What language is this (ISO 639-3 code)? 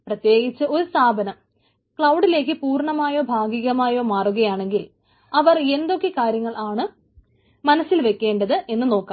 mal